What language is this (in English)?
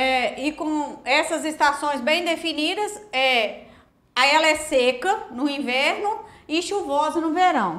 Portuguese